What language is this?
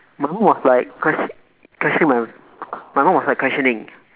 English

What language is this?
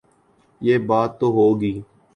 Urdu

